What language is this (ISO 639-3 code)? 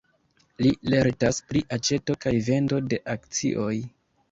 epo